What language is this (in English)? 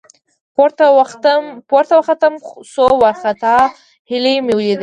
Pashto